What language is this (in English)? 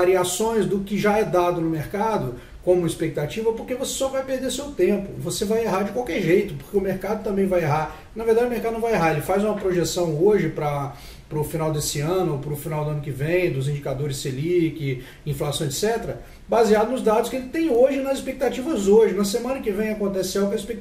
Portuguese